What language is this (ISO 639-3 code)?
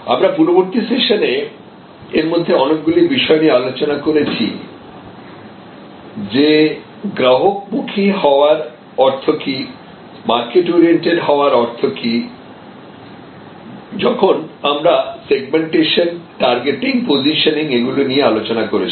ben